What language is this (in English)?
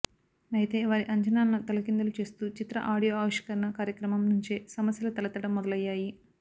Telugu